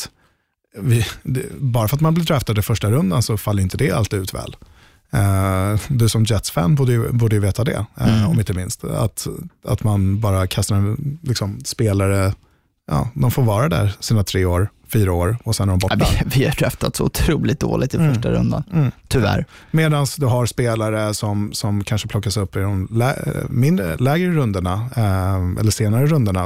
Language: Swedish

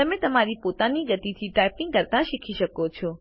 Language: Gujarati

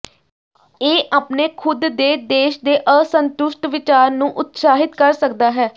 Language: Punjabi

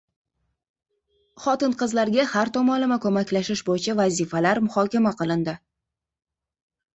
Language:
Uzbek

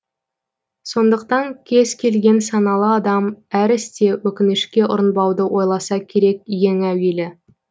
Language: Kazakh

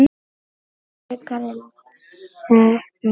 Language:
Icelandic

